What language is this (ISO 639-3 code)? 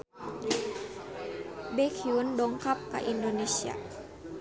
sun